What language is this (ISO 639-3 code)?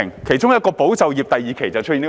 yue